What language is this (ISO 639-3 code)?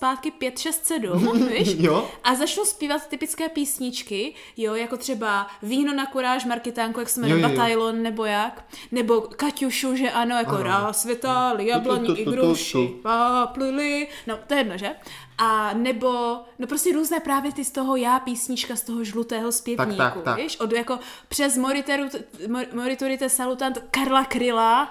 ces